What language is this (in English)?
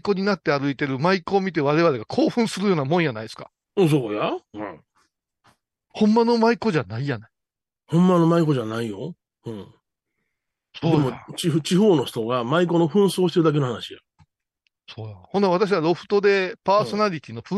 Japanese